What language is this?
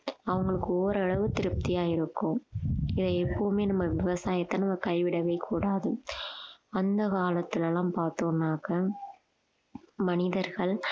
Tamil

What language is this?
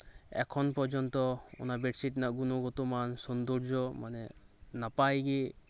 Santali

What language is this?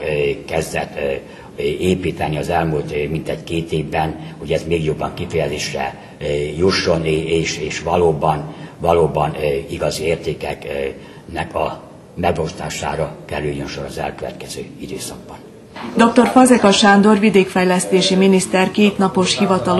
Hungarian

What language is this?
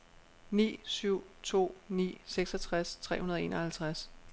Danish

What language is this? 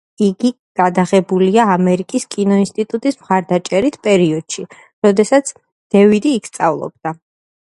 Georgian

